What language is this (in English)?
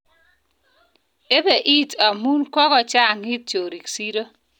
Kalenjin